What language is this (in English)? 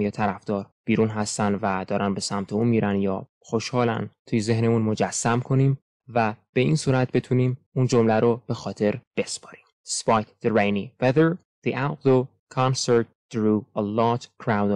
Persian